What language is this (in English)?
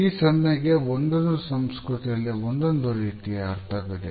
Kannada